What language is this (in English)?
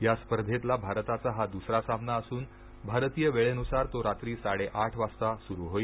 Marathi